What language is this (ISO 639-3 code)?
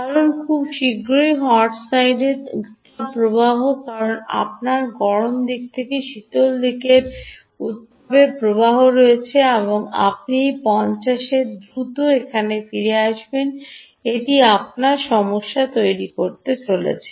ben